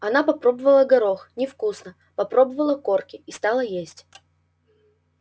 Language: Russian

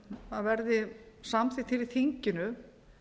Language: Icelandic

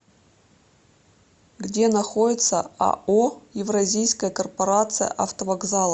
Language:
Russian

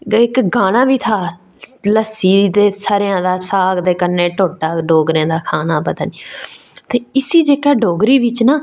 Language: Dogri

